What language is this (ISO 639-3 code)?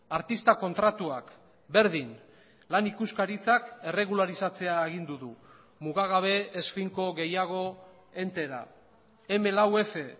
eus